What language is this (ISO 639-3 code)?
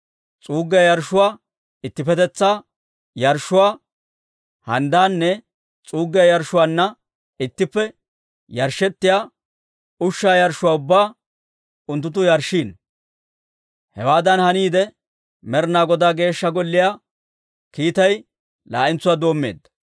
dwr